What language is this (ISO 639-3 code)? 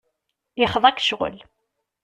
kab